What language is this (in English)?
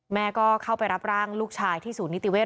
Thai